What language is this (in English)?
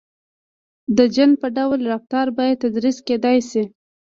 Pashto